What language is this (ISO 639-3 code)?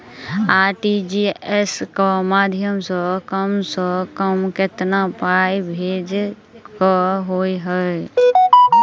mai